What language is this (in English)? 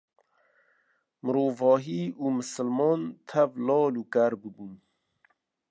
Kurdish